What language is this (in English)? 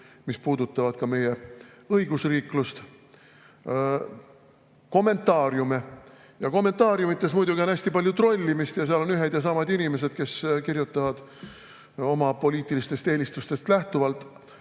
Estonian